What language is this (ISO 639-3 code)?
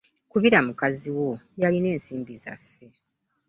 lug